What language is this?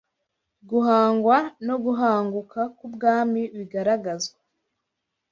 Kinyarwanda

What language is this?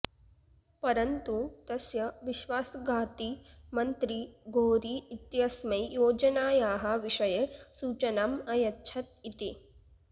Sanskrit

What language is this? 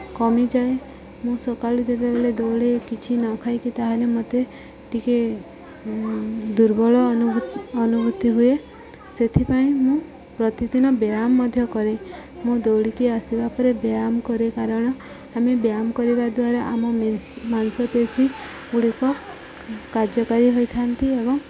Odia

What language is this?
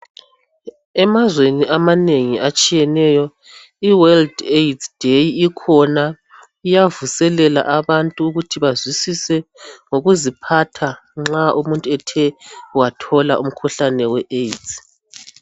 North Ndebele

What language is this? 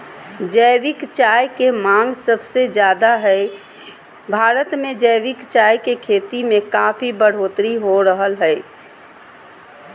Magahi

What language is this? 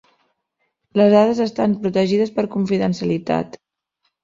Catalan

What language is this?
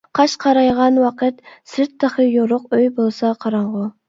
Uyghur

